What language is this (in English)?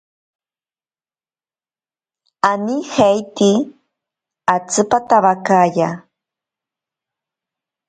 Ashéninka Perené